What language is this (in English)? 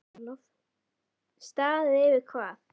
Icelandic